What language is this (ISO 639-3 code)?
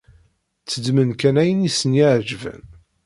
kab